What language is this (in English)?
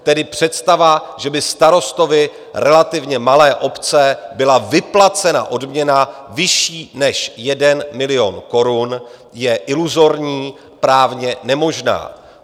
Czech